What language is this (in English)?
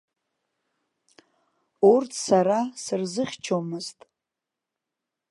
Abkhazian